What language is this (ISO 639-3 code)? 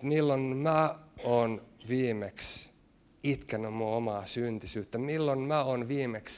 fin